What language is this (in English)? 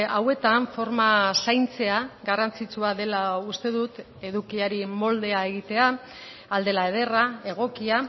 Basque